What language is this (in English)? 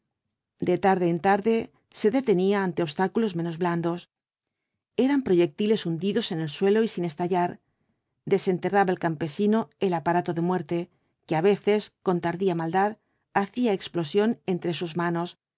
Spanish